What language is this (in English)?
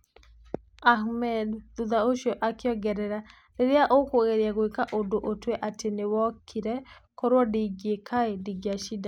Kikuyu